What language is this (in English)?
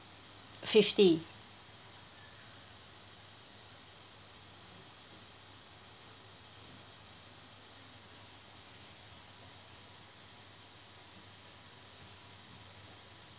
English